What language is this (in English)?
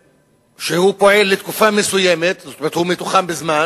Hebrew